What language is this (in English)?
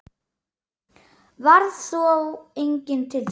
Icelandic